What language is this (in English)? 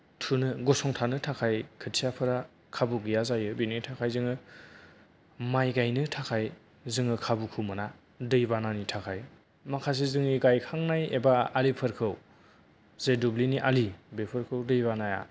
Bodo